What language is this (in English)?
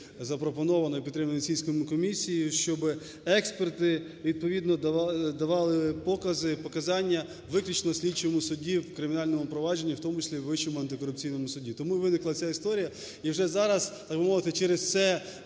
Ukrainian